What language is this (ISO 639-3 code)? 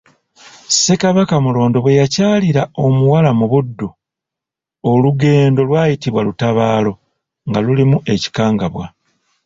lug